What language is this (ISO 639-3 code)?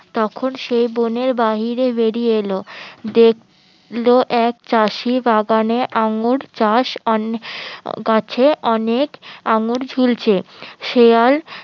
ben